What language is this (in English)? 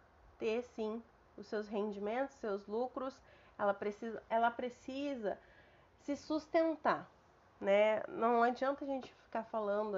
Portuguese